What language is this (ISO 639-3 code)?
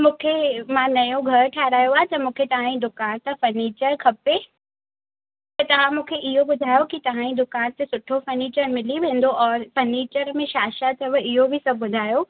snd